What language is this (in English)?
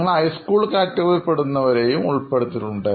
Malayalam